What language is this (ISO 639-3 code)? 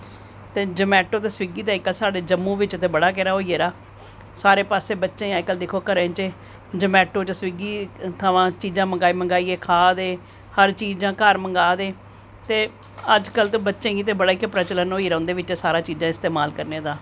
doi